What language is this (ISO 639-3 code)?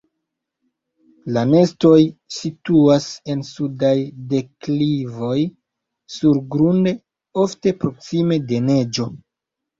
epo